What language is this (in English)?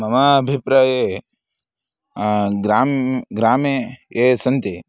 Sanskrit